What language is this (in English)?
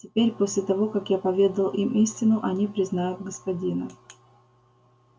Russian